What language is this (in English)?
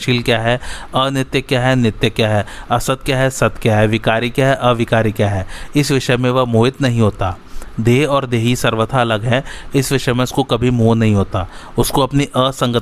Hindi